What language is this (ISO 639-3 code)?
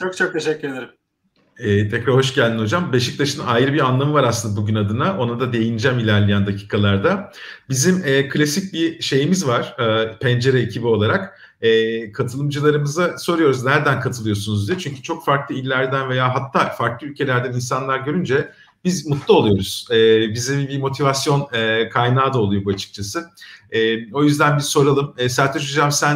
tur